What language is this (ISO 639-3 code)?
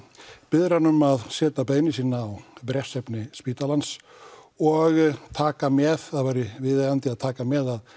isl